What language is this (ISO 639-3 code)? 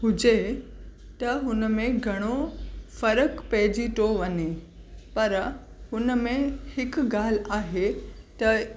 snd